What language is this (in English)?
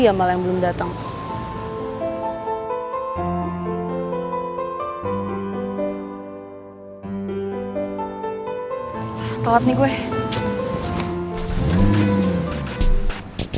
Indonesian